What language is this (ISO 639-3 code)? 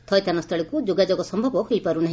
ori